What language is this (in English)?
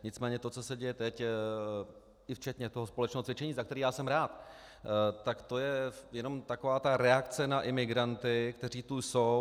Czech